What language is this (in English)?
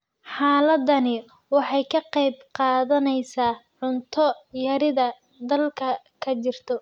Somali